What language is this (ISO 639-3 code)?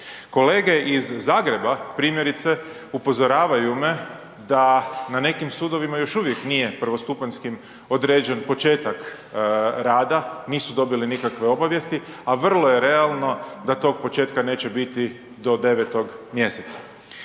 hrv